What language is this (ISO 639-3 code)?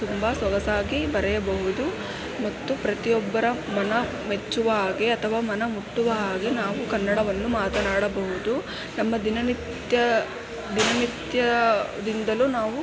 kan